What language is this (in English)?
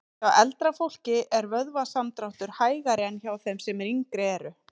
Icelandic